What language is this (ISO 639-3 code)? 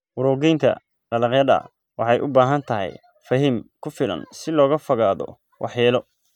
som